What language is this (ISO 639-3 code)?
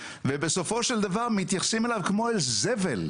heb